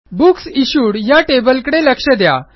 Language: Marathi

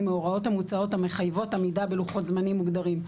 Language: Hebrew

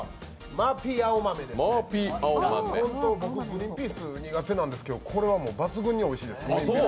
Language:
Japanese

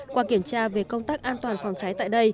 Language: Vietnamese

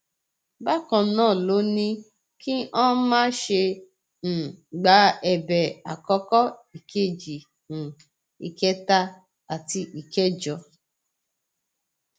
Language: Yoruba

